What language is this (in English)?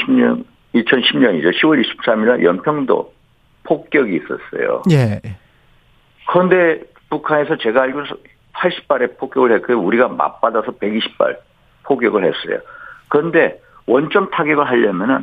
Korean